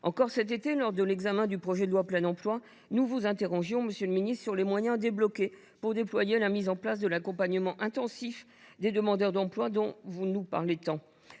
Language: French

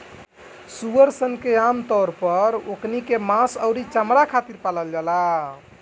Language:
Bhojpuri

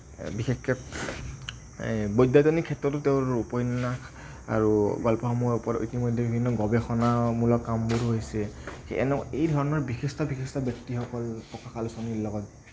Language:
Assamese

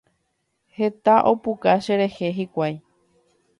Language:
Guarani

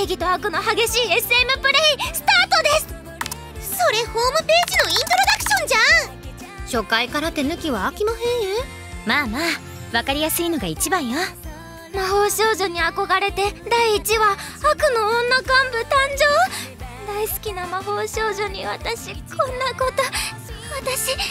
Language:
Japanese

